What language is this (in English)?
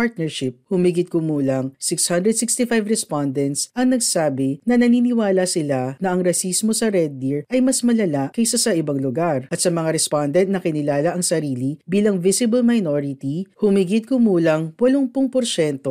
Filipino